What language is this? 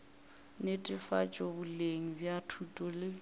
Northern Sotho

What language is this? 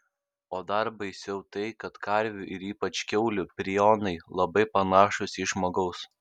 Lithuanian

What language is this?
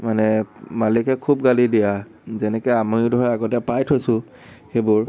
Assamese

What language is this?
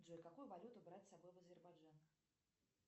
Russian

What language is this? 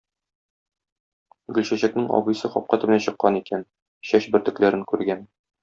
Tatar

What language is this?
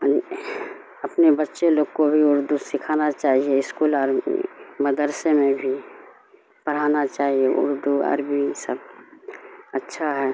Urdu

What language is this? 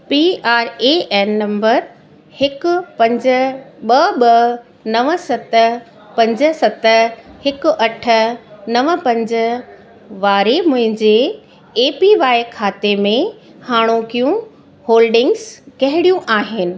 Sindhi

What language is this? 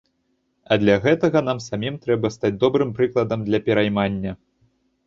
Belarusian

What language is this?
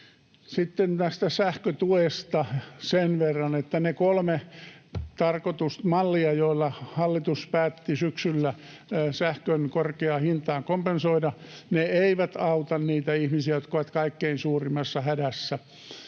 Finnish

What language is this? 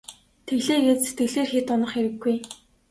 Mongolian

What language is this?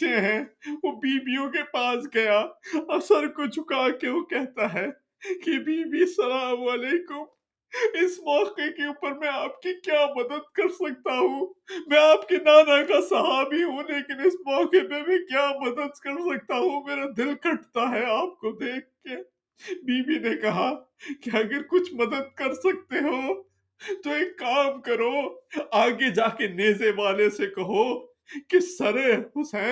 Urdu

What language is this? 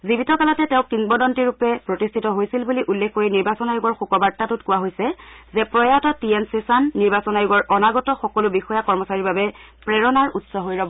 Assamese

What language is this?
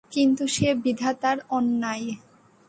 Bangla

